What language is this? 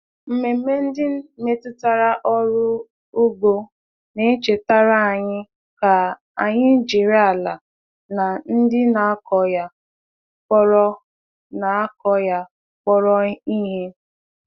Igbo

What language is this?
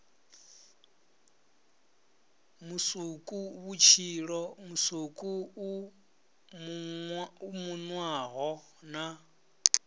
Venda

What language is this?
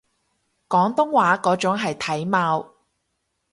Cantonese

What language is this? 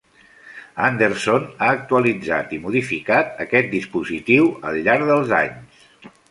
Catalan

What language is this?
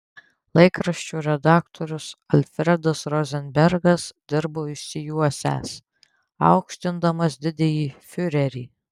Lithuanian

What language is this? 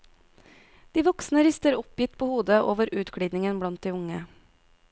Norwegian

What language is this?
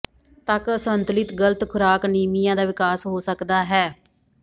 Punjabi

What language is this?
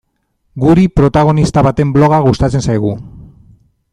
Basque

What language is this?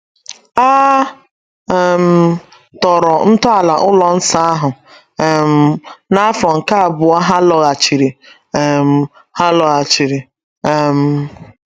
Igbo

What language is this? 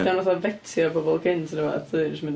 Welsh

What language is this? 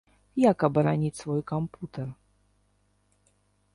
Belarusian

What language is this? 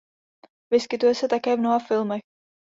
Czech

